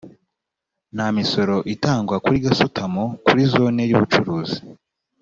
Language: Kinyarwanda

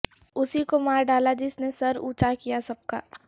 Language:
Urdu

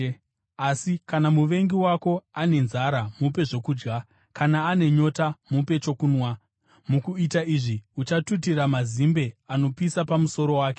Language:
Shona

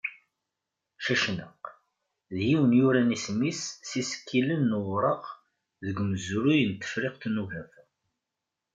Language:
Kabyle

